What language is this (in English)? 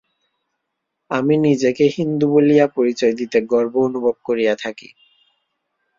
Bangla